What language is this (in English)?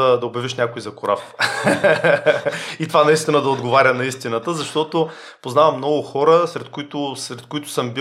Bulgarian